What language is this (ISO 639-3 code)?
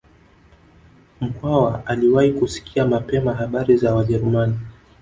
swa